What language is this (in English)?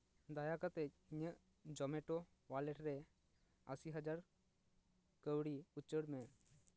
Santali